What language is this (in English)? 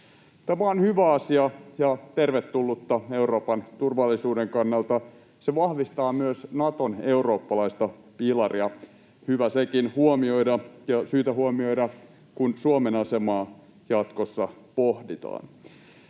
Finnish